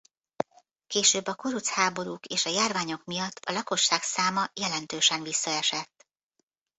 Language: Hungarian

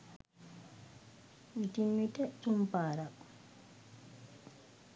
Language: Sinhala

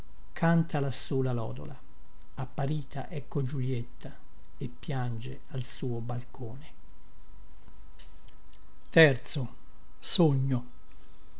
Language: Italian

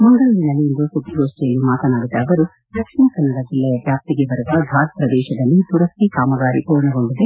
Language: Kannada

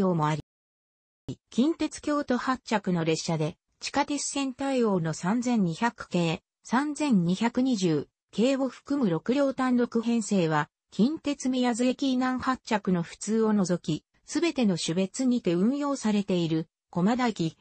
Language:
Japanese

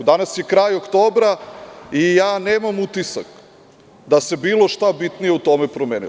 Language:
Serbian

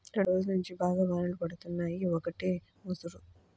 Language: Telugu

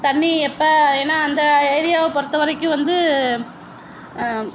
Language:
Tamil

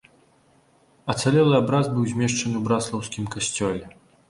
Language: Belarusian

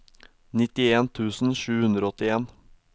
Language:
Norwegian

